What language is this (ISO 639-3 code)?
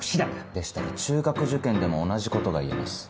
jpn